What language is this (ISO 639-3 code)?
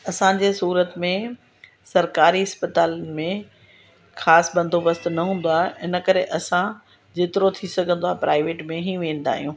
snd